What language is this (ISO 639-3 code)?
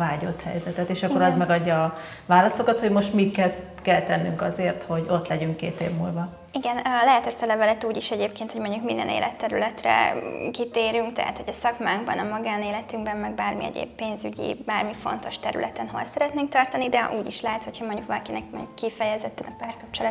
hun